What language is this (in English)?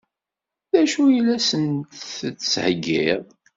Kabyle